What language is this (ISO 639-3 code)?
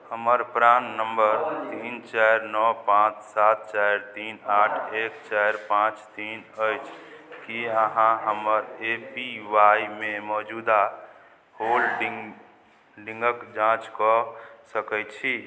mai